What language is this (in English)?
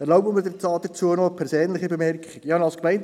Swiss German